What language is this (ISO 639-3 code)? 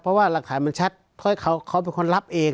tha